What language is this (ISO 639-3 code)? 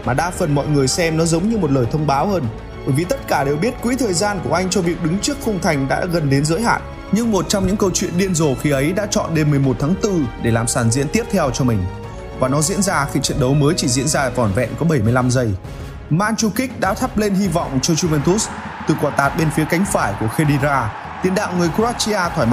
vie